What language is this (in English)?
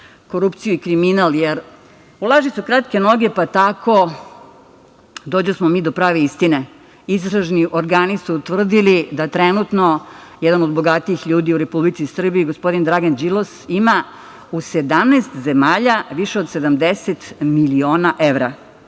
Serbian